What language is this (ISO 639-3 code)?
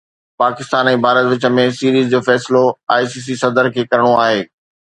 snd